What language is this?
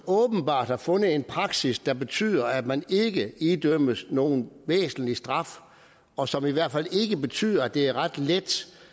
Danish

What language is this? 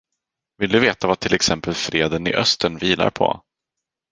Swedish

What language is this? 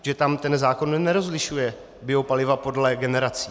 Czech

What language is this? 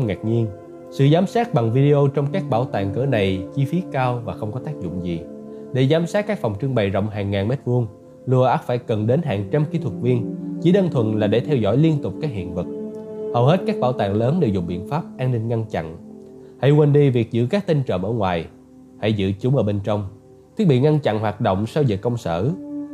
Vietnamese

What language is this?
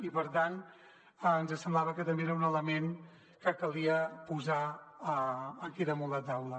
Catalan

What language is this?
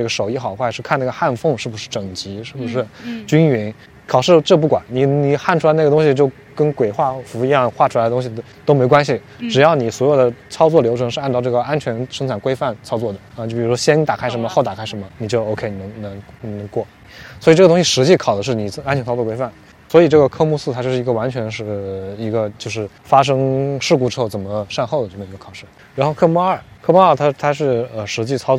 Chinese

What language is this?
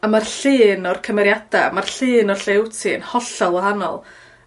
Welsh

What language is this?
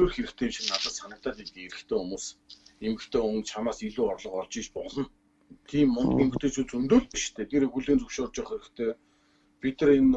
Turkish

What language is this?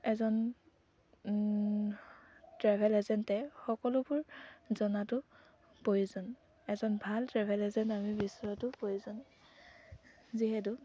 Assamese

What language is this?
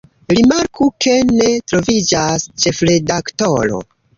Esperanto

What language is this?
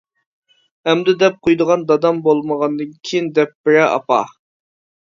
Uyghur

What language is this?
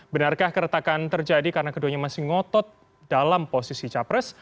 Indonesian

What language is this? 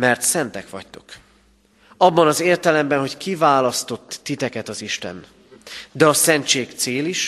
Hungarian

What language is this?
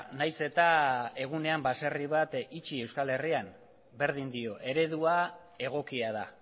Basque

